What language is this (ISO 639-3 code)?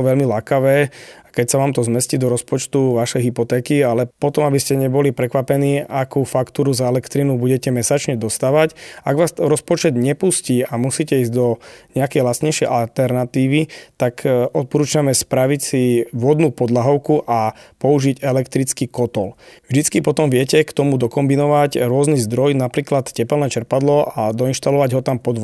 slk